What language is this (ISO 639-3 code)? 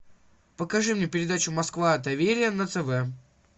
rus